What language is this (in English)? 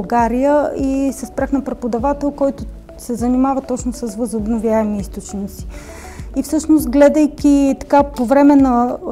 Bulgarian